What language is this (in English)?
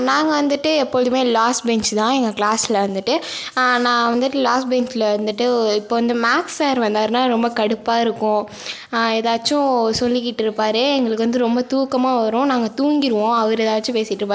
Tamil